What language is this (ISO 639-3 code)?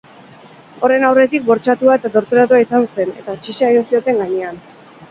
eus